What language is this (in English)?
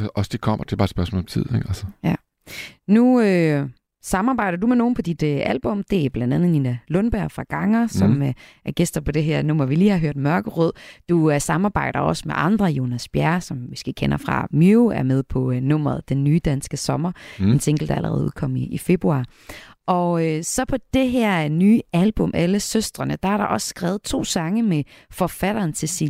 Danish